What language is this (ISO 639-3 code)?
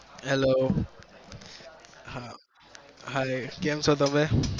guj